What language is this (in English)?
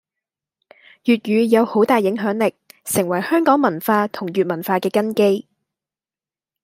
Cantonese